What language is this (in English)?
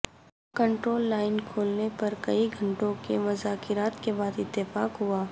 Urdu